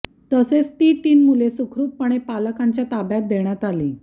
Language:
Marathi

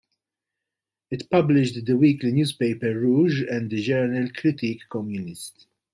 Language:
English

